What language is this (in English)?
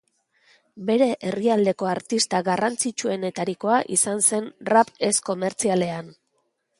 Basque